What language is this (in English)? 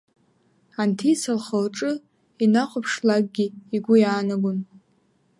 Abkhazian